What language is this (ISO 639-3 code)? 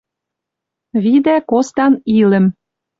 mrj